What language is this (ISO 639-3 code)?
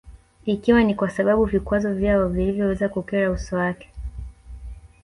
swa